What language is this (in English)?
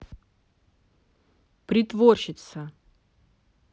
Russian